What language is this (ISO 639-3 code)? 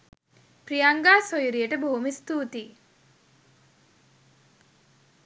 sin